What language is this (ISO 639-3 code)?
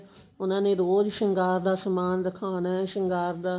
pan